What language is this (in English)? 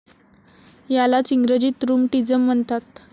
Marathi